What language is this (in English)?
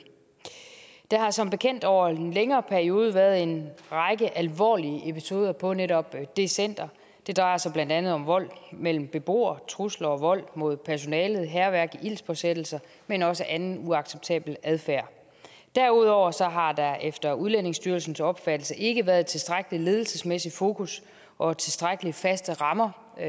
Danish